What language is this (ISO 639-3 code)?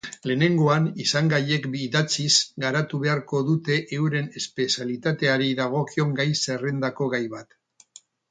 eus